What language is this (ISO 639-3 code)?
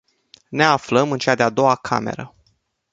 ron